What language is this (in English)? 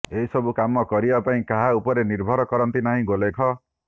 Odia